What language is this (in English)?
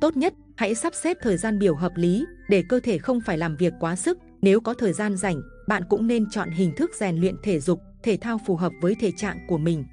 Vietnamese